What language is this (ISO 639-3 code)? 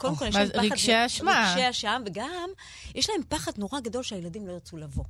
heb